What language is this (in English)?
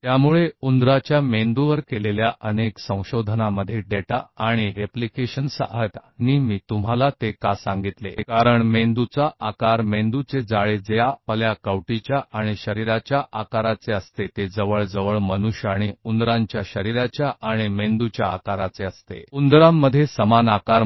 Hindi